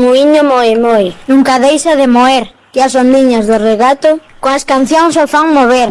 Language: Spanish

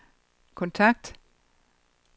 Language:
Danish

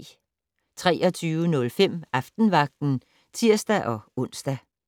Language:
Danish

